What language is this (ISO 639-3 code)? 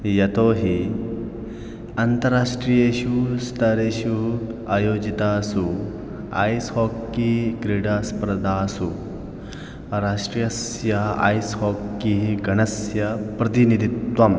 san